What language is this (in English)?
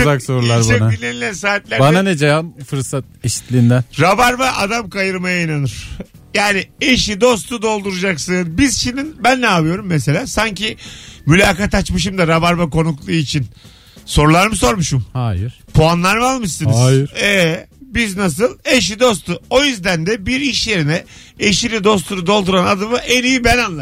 Turkish